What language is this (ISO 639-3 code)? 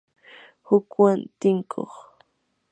qur